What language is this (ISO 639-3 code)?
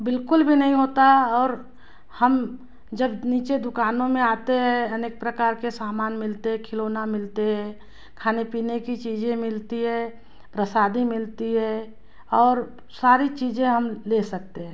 hin